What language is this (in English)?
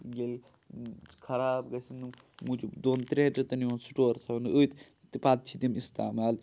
Kashmiri